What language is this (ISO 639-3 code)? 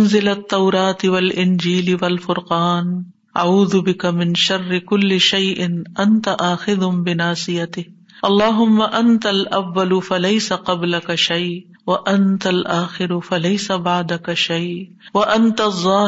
urd